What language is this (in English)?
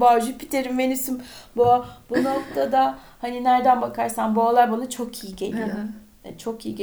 Turkish